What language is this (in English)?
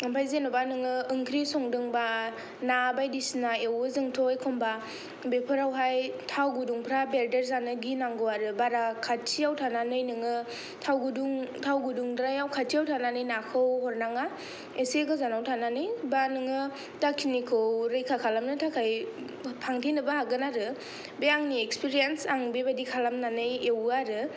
Bodo